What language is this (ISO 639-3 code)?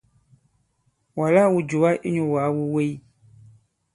abb